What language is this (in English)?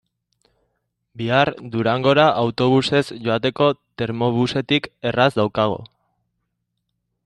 Basque